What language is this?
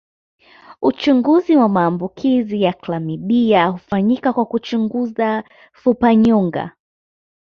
Swahili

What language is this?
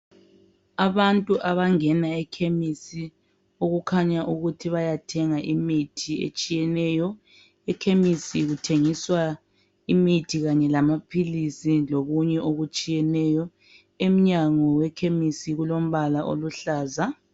North Ndebele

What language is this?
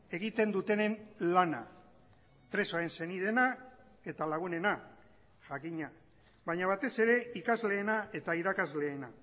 Basque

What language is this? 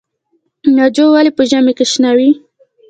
Pashto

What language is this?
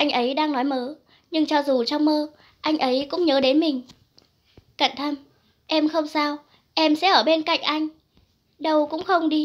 Vietnamese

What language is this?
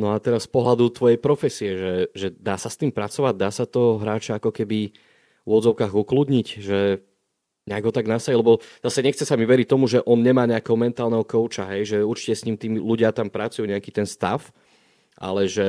Slovak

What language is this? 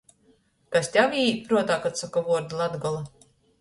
Latgalian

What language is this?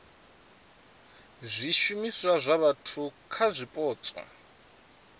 Venda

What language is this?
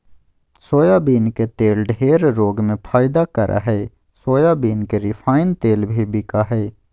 Magahi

